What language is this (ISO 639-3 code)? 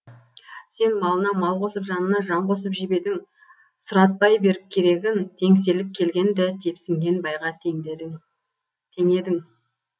kaz